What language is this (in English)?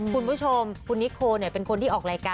Thai